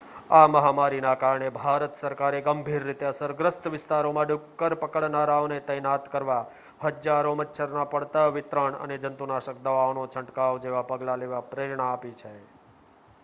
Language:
Gujarati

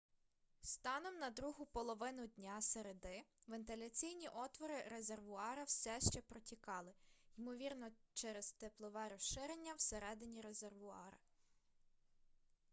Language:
Ukrainian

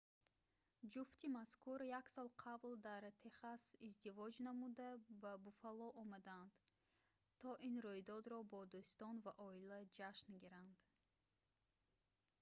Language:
Tajik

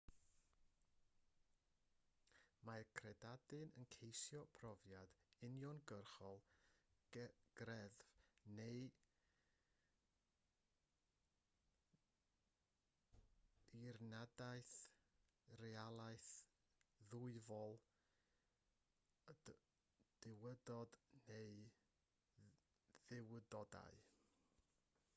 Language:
Welsh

